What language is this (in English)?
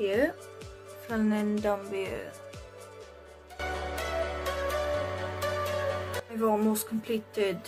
English